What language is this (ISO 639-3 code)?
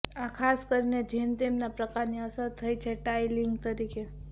guj